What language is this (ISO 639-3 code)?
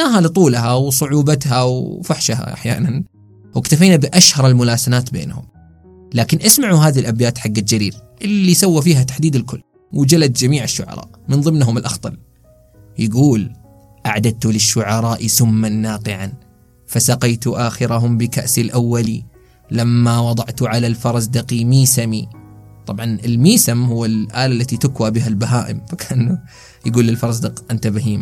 ara